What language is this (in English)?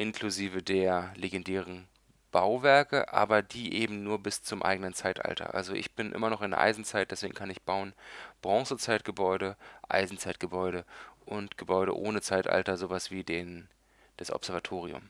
German